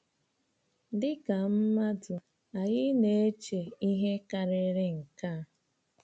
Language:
Igbo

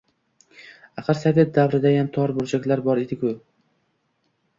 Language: Uzbek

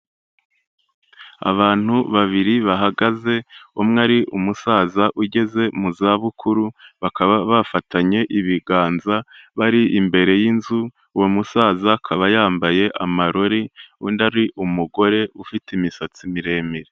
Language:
Kinyarwanda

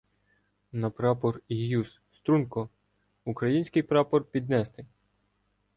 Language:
Ukrainian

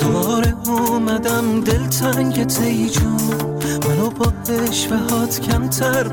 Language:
Persian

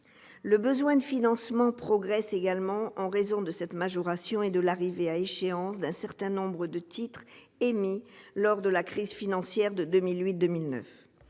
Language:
French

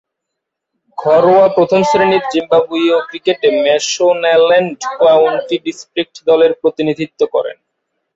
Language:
Bangla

